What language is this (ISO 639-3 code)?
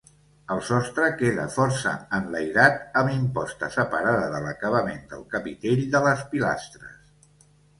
cat